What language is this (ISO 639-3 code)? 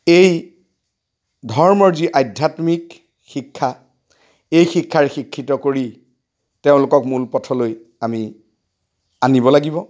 asm